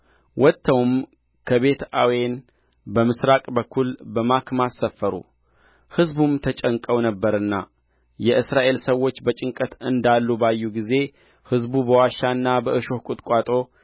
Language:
Amharic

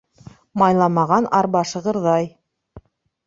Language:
Bashkir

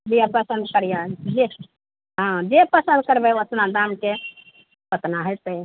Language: Maithili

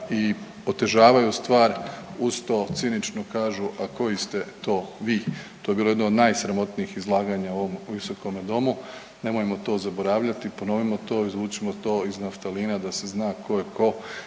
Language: Croatian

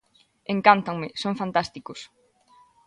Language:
Galician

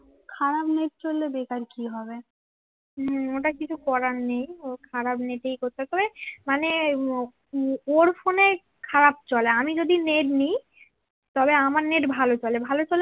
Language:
Bangla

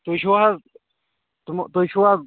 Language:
Kashmiri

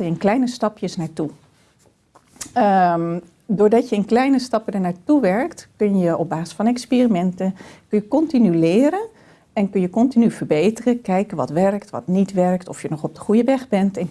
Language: Dutch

